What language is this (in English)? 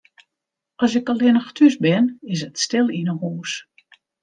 Western Frisian